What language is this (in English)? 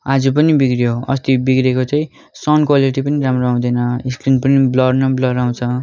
Nepali